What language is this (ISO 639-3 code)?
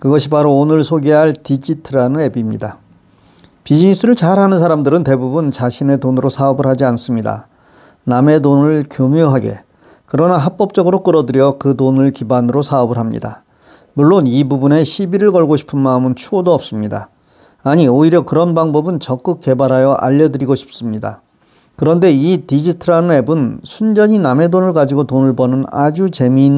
kor